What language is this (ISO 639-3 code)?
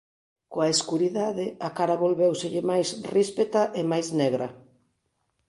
glg